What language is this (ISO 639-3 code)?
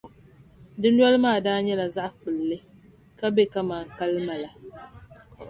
dag